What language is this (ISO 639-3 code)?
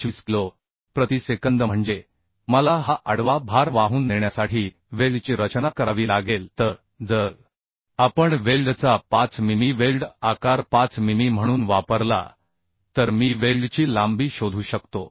mar